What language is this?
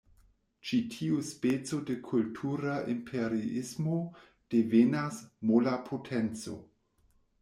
Esperanto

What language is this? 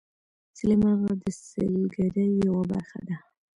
Pashto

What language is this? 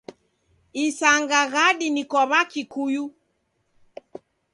Taita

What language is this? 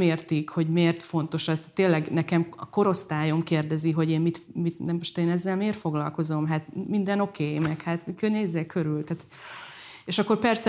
Hungarian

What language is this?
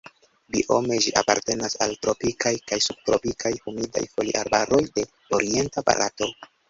Esperanto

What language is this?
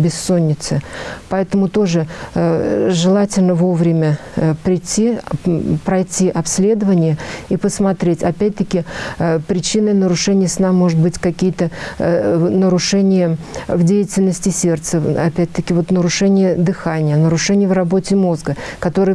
Russian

